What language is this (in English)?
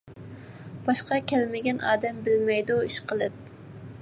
Uyghur